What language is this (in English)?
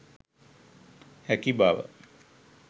Sinhala